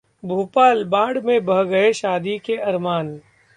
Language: Hindi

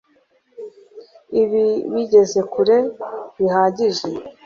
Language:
Kinyarwanda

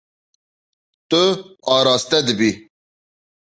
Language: Kurdish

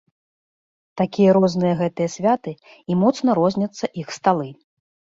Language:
Belarusian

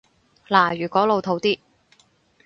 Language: Cantonese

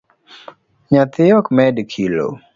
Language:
Luo (Kenya and Tanzania)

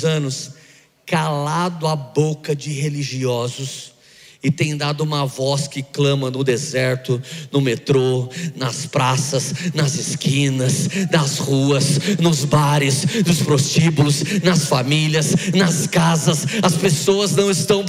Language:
Portuguese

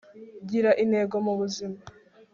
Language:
Kinyarwanda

